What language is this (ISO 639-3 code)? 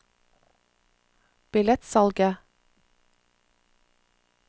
nor